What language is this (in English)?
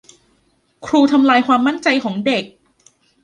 Thai